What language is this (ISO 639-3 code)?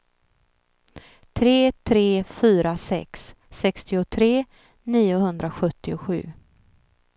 swe